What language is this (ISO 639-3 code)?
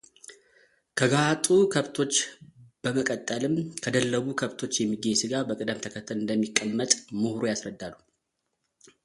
amh